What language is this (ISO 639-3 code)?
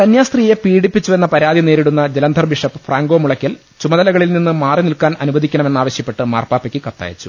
mal